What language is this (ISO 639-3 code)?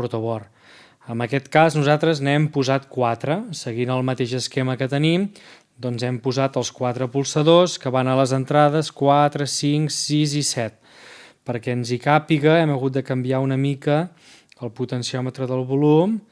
cat